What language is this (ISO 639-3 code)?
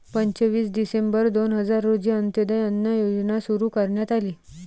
mar